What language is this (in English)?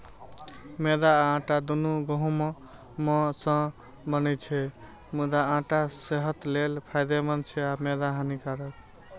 Maithili